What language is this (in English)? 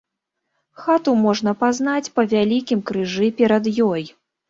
Belarusian